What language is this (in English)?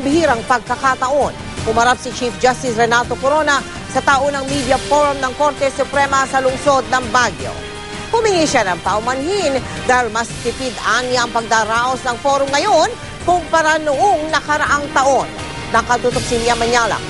Filipino